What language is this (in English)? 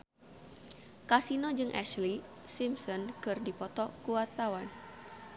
Sundanese